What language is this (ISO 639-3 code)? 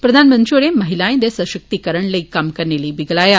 doi